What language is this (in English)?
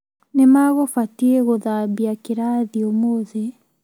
Kikuyu